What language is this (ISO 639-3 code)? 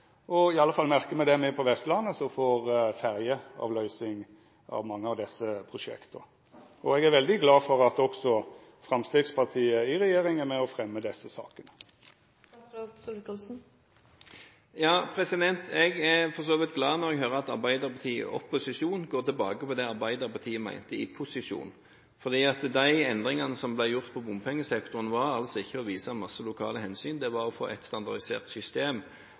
nor